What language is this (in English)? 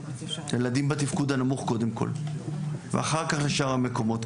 Hebrew